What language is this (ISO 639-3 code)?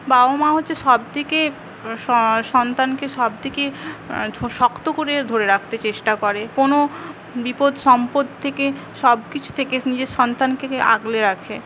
ben